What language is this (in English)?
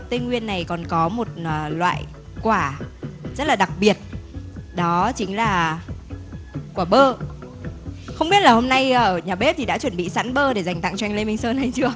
Vietnamese